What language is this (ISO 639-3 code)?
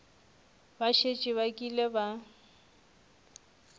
nso